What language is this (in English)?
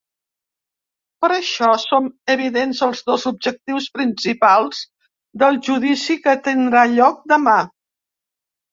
Catalan